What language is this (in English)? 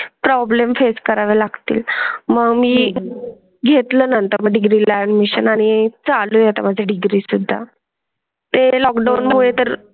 Marathi